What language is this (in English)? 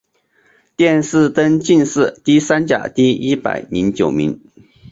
Chinese